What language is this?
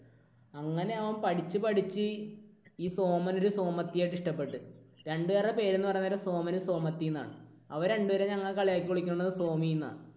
Malayalam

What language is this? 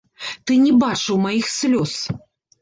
Belarusian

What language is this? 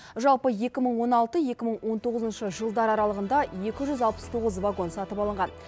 Kazakh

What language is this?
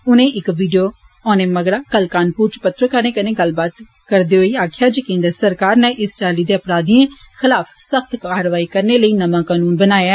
Dogri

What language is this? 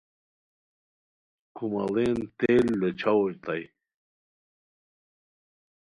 Khowar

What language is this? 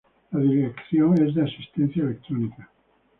Spanish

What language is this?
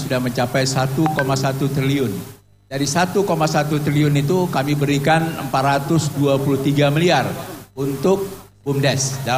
Indonesian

